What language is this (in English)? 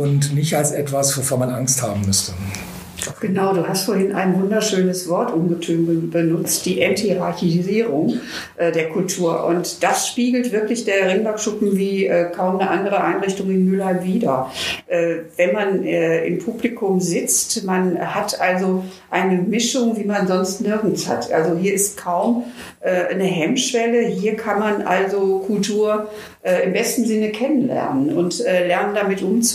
German